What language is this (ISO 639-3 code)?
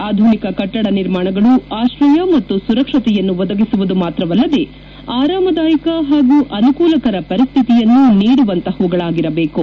kan